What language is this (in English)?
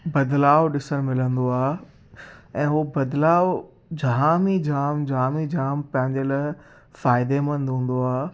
Sindhi